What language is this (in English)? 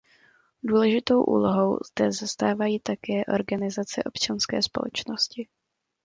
Czech